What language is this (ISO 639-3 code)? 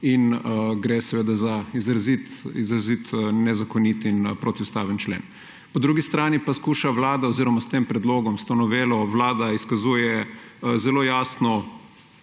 slv